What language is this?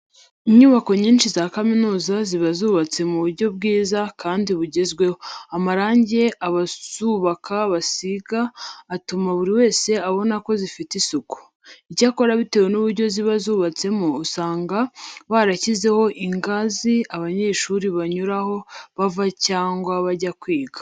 Kinyarwanda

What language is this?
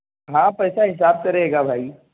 Urdu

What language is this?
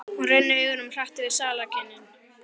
Icelandic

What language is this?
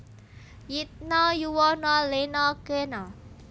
Javanese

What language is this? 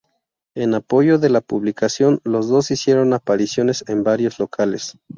Spanish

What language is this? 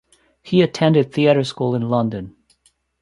English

